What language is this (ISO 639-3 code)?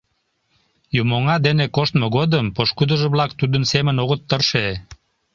chm